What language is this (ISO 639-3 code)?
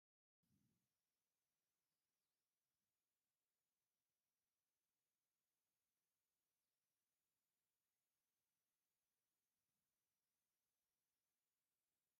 tir